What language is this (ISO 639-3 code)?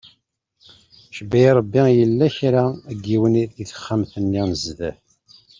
kab